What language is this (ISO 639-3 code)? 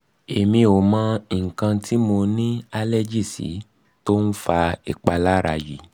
yor